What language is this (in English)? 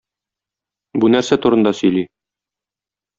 Tatar